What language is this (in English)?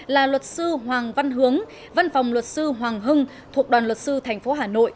Vietnamese